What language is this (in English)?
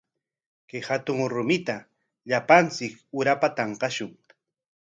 Corongo Ancash Quechua